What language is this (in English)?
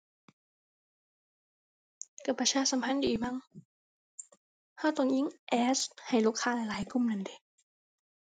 Thai